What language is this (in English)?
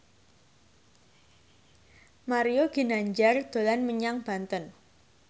Javanese